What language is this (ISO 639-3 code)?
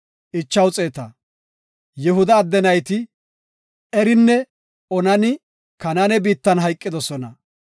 gof